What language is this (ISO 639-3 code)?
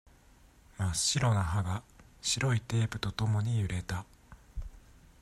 jpn